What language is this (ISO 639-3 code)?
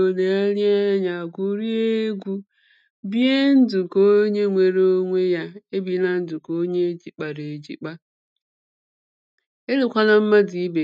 ibo